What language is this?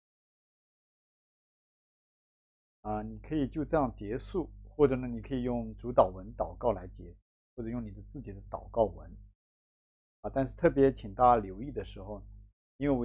Chinese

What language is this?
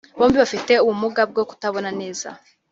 Kinyarwanda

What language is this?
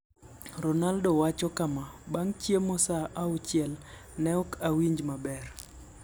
Luo (Kenya and Tanzania)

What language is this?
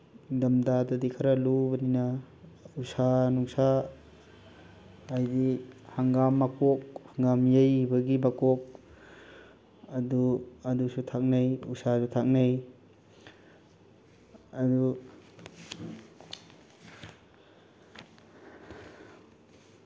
Manipuri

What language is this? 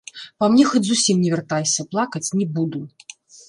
Belarusian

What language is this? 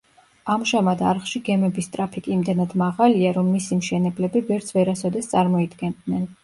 Georgian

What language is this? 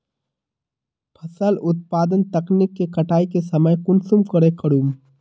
Magahi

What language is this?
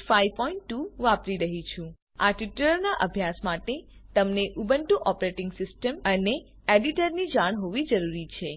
Gujarati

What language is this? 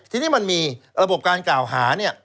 Thai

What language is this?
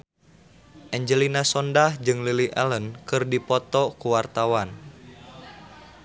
Sundanese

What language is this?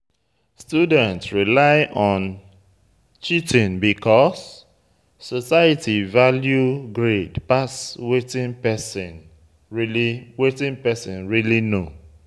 Nigerian Pidgin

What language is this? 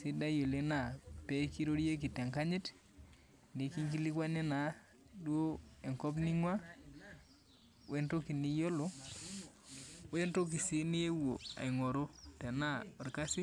Masai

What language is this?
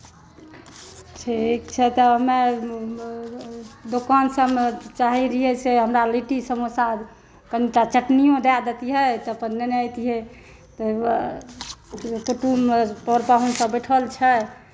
Maithili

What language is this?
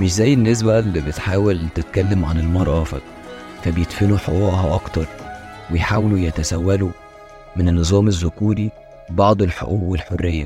Arabic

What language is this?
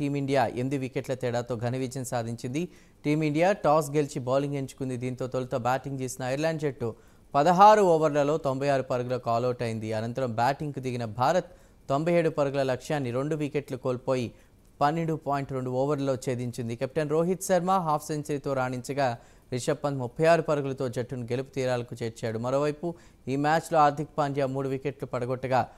Telugu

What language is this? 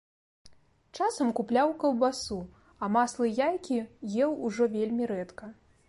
Belarusian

